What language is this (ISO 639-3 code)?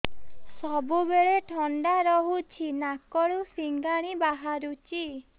ori